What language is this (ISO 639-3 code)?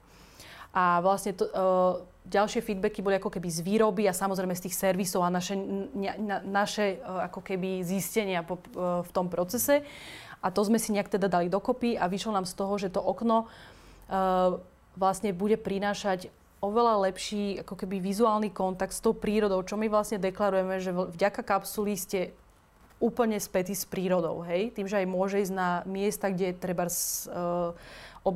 slk